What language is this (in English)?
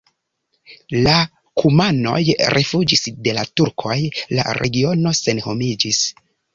Esperanto